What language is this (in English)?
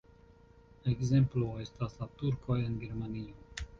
Esperanto